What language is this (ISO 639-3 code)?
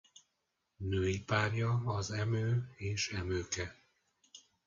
hun